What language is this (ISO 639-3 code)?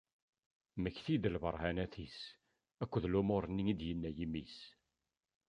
kab